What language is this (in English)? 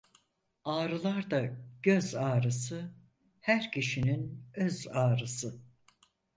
Turkish